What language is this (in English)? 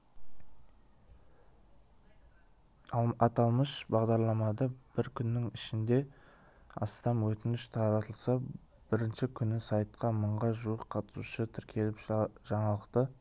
Kazakh